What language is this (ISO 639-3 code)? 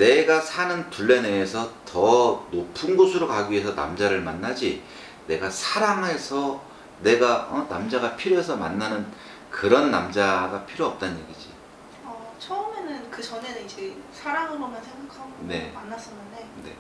kor